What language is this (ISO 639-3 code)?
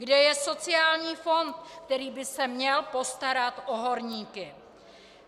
ces